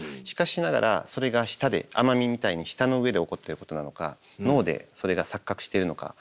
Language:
Japanese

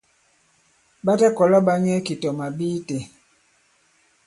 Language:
Bankon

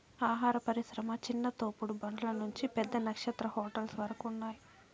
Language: Telugu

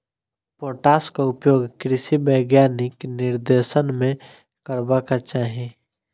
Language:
Maithili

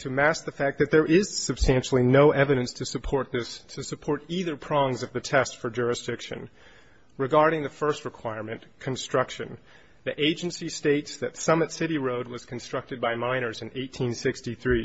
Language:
English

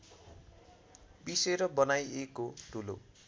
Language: Nepali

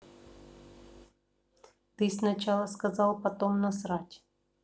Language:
Russian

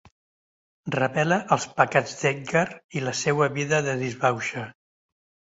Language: Catalan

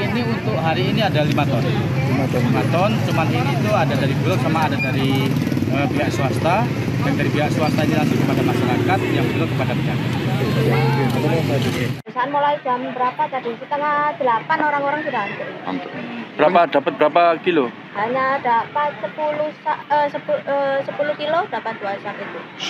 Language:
Indonesian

